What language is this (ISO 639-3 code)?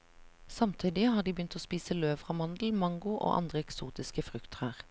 nor